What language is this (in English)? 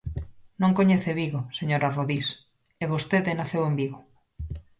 Galician